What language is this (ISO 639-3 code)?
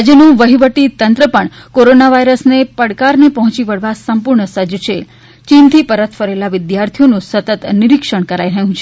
guj